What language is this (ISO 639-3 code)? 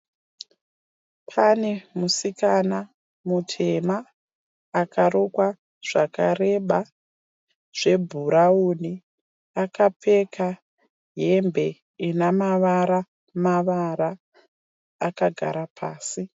sna